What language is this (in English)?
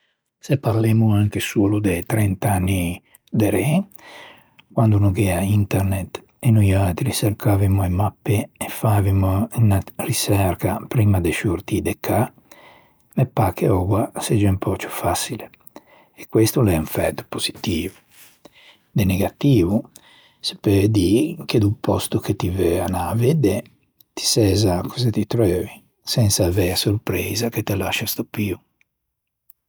Ligurian